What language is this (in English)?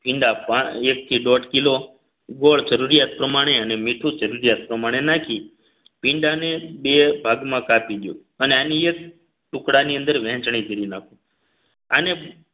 Gujarati